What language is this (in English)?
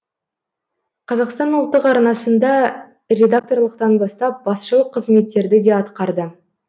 Kazakh